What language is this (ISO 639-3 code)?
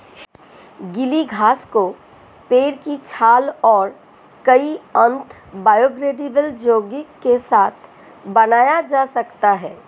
hin